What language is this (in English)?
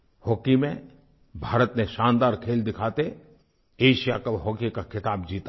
Hindi